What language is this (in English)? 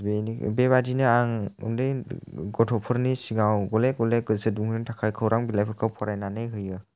Bodo